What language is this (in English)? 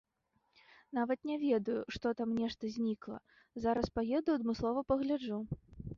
Belarusian